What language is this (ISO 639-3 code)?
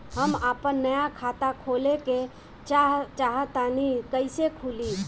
bho